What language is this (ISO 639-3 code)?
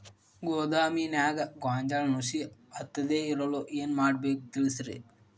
kan